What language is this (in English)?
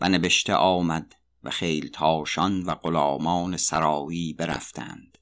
Persian